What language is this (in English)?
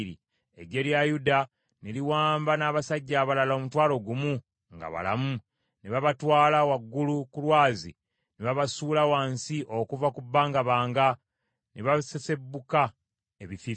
Ganda